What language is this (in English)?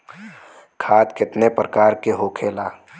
Bhojpuri